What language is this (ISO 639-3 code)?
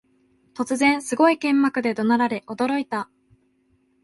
jpn